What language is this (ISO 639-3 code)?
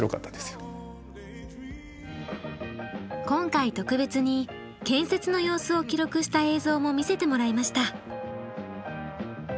jpn